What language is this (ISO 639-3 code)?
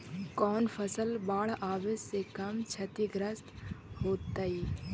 mag